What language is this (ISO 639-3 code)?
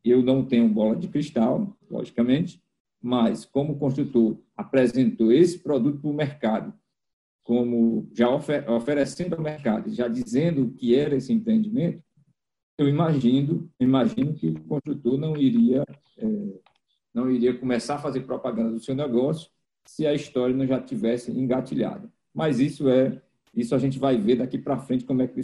por